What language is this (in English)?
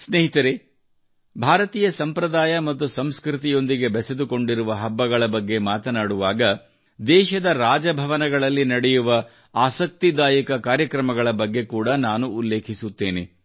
Kannada